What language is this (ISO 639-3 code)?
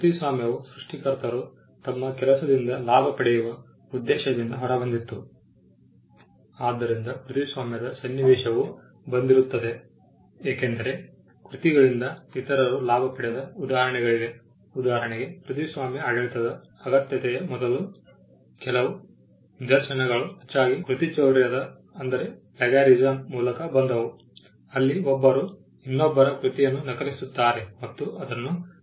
kan